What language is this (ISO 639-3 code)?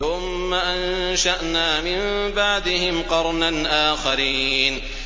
ara